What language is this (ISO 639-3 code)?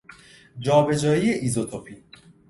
fas